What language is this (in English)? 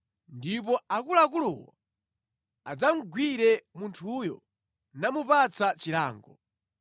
Nyanja